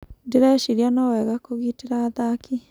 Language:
Kikuyu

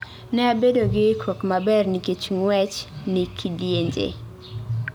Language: Luo (Kenya and Tanzania)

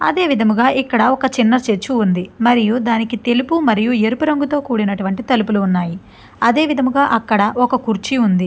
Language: Telugu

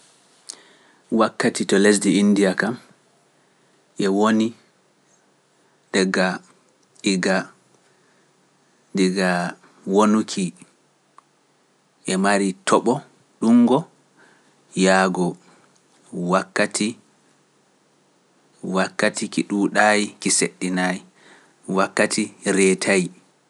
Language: Pular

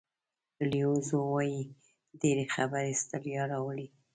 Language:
Pashto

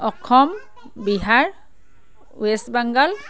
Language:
Assamese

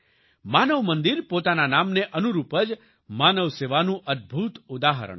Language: Gujarati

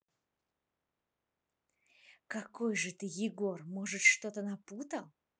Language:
Russian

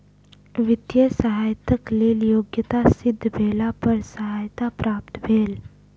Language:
Maithili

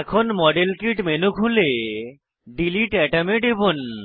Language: Bangla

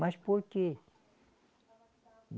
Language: Portuguese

